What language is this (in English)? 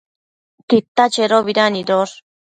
Matsés